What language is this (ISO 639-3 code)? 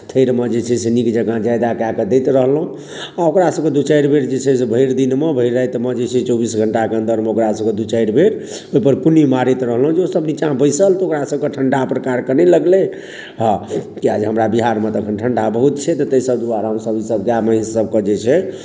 mai